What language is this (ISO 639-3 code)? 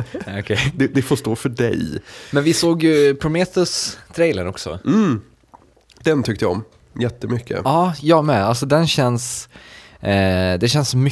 swe